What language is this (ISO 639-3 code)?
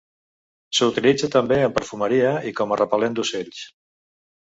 cat